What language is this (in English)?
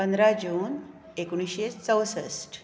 Konkani